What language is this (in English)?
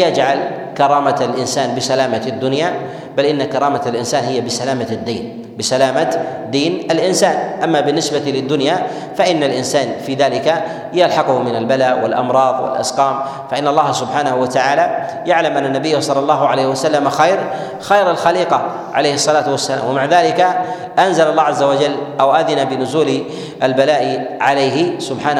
Arabic